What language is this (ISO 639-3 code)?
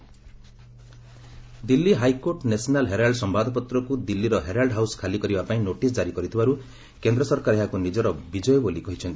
ori